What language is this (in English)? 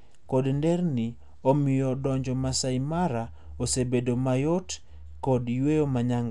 Luo (Kenya and Tanzania)